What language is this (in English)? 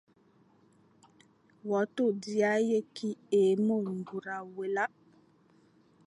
Fang